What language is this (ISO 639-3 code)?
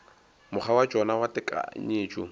nso